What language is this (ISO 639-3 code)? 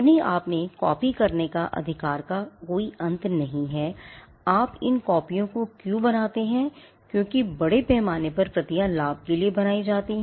hin